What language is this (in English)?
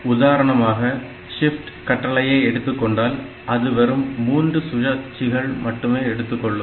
Tamil